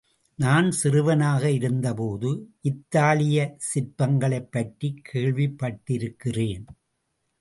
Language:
Tamil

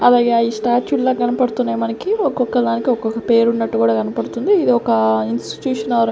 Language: Telugu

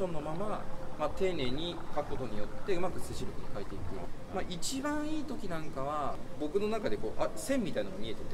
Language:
Japanese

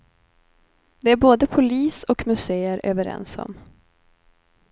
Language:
Swedish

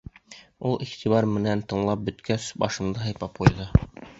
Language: Bashkir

